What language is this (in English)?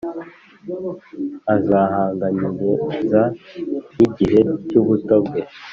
Kinyarwanda